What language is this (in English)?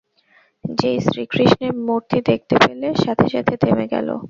Bangla